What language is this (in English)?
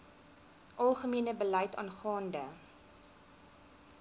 Afrikaans